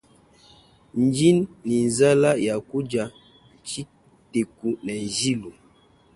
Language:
Luba-Lulua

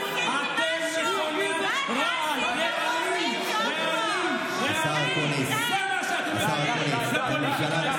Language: Hebrew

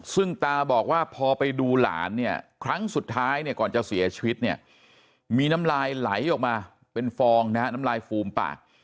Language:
Thai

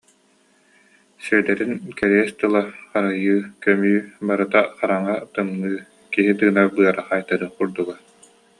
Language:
Yakut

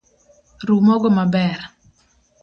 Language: Luo (Kenya and Tanzania)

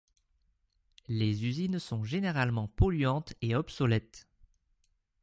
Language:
French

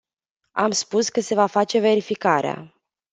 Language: Romanian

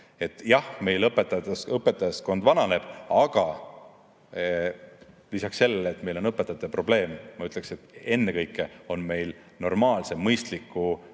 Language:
Estonian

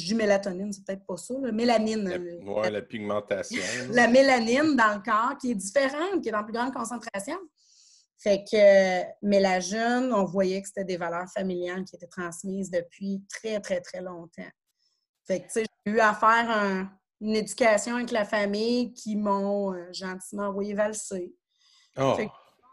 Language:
French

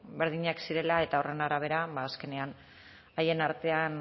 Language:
Basque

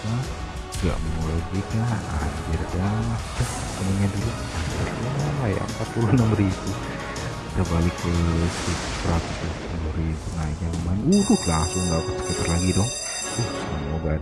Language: Indonesian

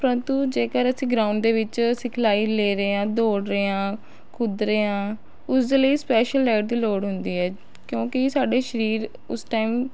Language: Punjabi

